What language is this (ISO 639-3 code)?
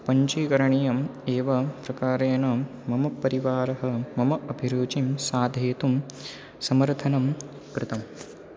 san